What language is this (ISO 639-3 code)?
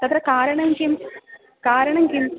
san